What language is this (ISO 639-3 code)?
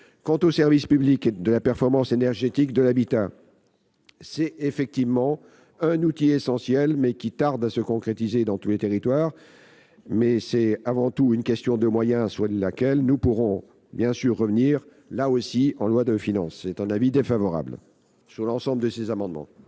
fra